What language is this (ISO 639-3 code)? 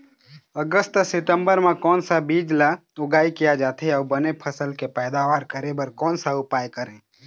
hne